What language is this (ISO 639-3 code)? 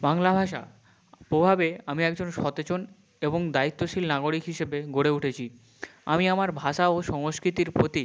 ben